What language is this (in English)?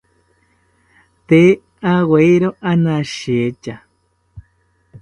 South Ucayali Ashéninka